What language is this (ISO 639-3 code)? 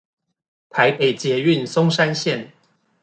zho